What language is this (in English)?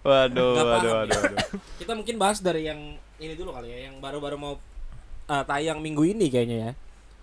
Indonesian